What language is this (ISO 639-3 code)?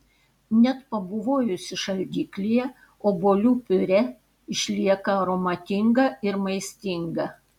lit